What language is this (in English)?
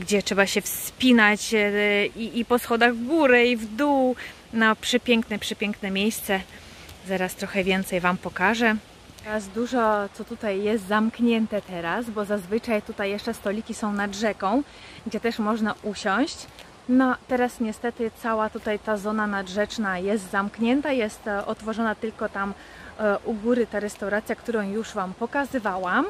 Polish